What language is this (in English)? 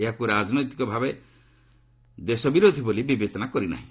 Odia